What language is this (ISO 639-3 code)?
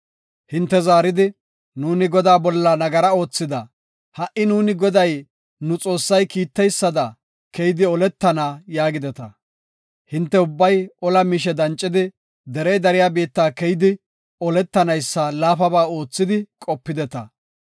gof